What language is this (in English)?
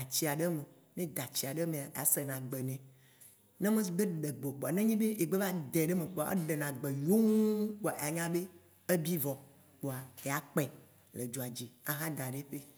Waci Gbe